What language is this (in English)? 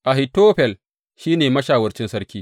Hausa